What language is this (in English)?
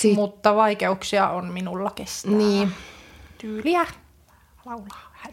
Finnish